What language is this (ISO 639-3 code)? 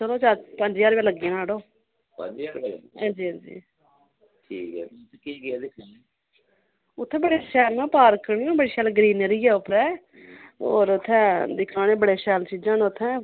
doi